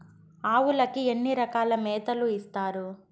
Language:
Telugu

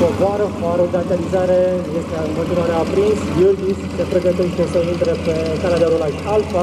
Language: Romanian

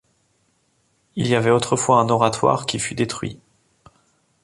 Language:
French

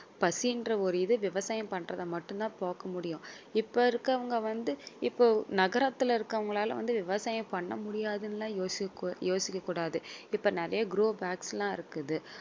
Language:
Tamil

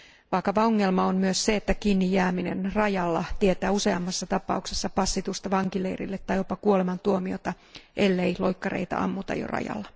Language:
Finnish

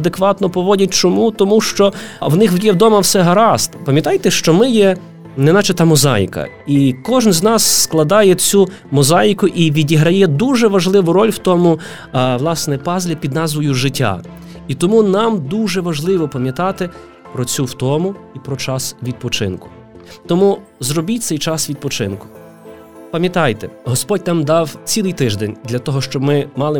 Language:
Ukrainian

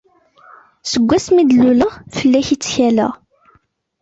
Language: Kabyle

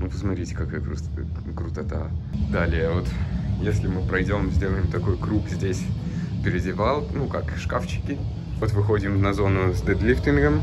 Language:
Russian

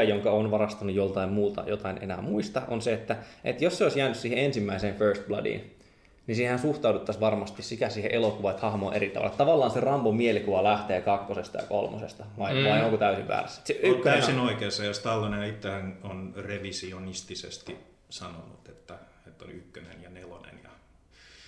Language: Finnish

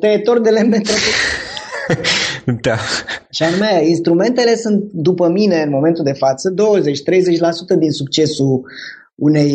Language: Romanian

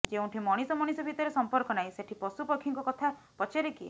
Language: Odia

